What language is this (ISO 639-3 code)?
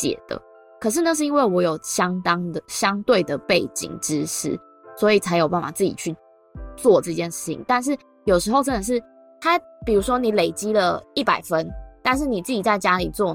zho